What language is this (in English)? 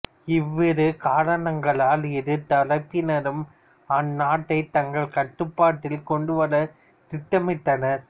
Tamil